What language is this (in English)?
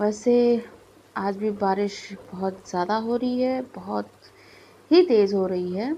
Hindi